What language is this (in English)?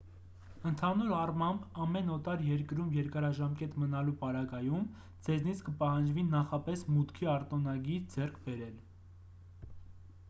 Armenian